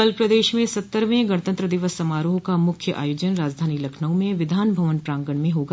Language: Hindi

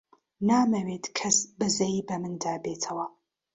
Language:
Central Kurdish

